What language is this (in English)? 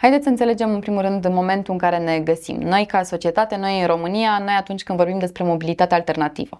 Romanian